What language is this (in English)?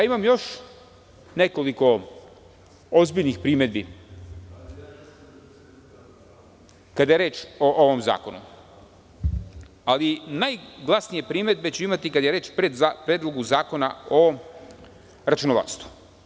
Serbian